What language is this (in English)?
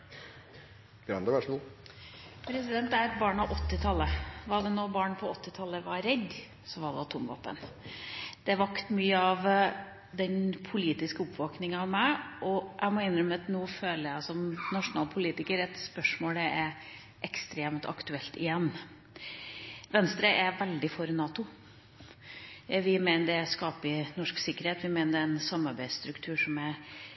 Norwegian Bokmål